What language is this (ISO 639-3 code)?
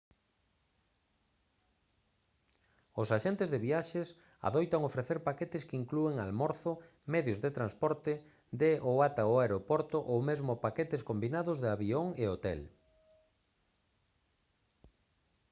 glg